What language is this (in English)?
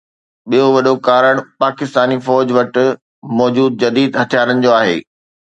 Sindhi